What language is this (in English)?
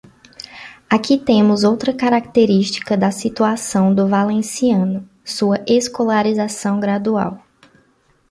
Portuguese